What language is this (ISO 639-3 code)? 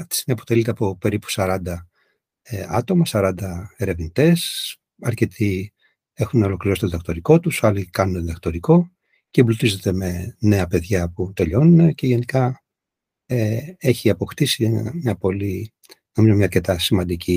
ell